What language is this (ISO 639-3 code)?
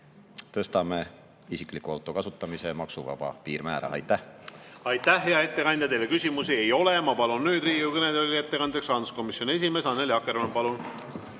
est